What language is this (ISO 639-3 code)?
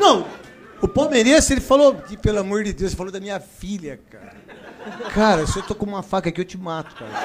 por